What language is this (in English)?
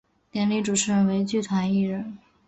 Chinese